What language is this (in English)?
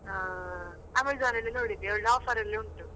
Kannada